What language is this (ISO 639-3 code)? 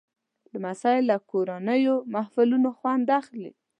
pus